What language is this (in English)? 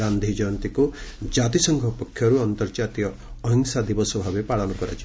Odia